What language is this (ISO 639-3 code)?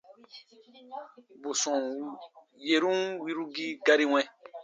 bba